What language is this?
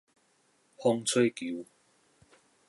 Min Nan Chinese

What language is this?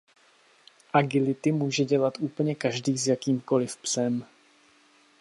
Czech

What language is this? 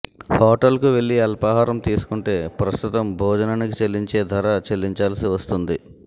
Telugu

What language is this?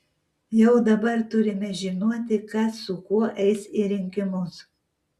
Lithuanian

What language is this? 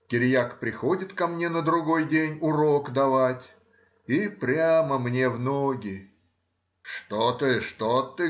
Russian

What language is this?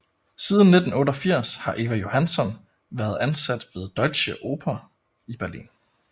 Danish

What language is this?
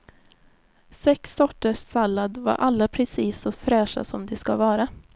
Swedish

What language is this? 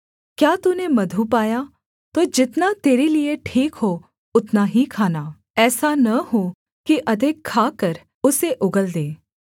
Hindi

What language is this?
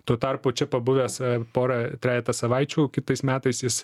Lithuanian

